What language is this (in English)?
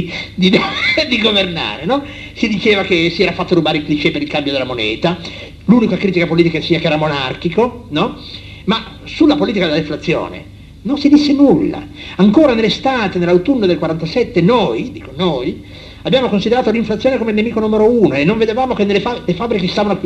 Italian